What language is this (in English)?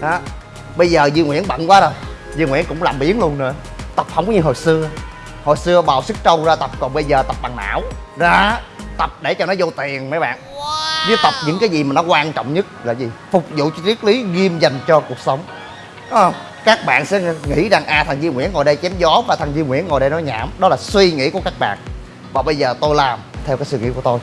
Vietnamese